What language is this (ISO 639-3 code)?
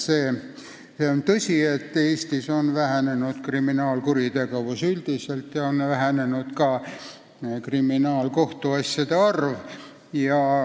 est